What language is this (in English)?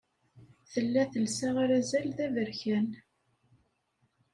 Kabyle